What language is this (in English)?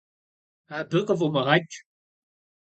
Kabardian